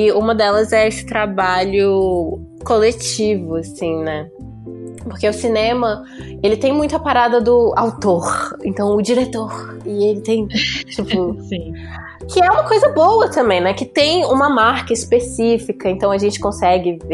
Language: Portuguese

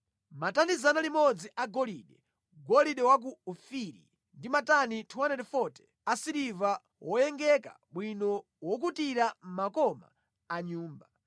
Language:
Nyanja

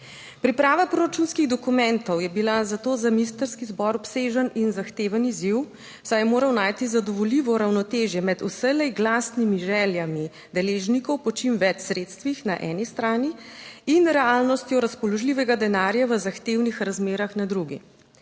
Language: Slovenian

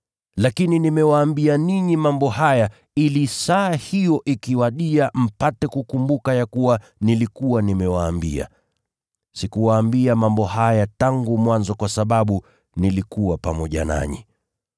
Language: Swahili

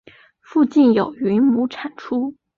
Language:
Chinese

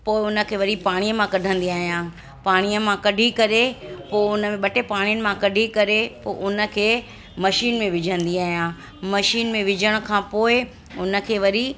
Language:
Sindhi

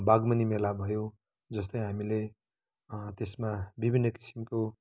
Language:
Nepali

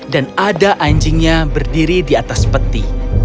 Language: Indonesian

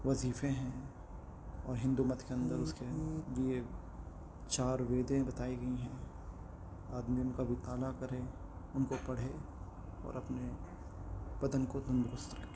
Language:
Urdu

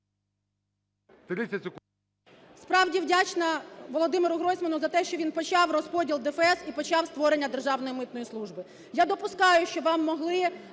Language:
Ukrainian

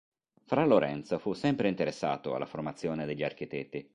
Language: Italian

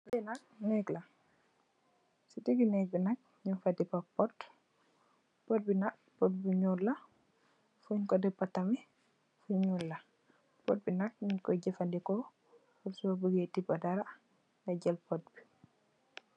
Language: Wolof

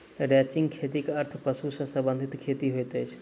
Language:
Maithili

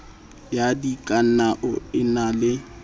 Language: Southern Sotho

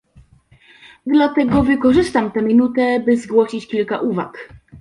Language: Polish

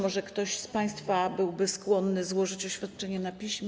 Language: Polish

